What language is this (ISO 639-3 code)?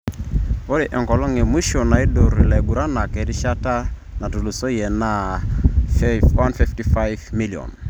mas